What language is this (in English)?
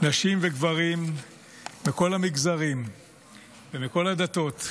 Hebrew